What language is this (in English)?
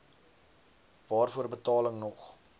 Afrikaans